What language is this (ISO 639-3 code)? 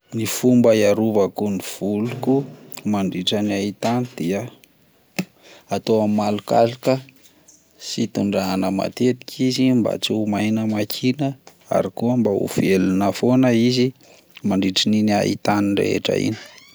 mlg